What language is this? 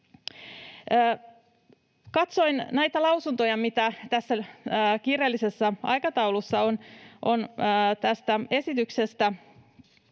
Finnish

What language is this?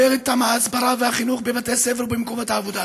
Hebrew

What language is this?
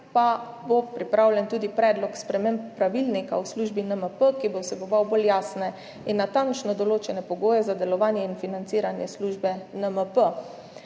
Slovenian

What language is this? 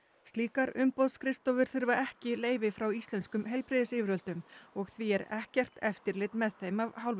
Icelandic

